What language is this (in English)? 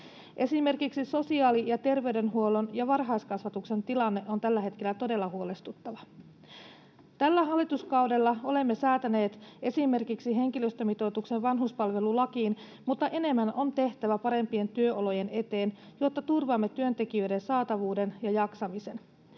Finnish